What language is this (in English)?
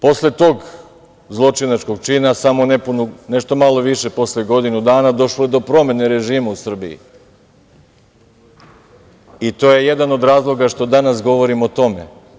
Serbian